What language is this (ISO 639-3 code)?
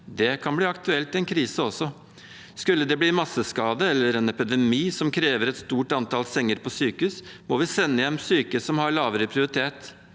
nor